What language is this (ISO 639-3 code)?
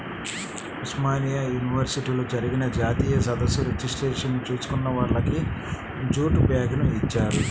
tel